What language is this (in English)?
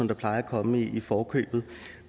Danish